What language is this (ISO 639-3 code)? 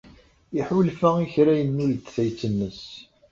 kab